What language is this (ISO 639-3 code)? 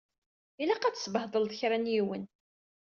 kab